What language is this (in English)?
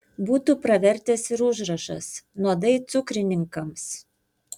Lithuanian